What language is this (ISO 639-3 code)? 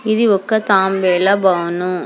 tel